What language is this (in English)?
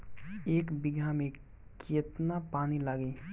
Bhojpuri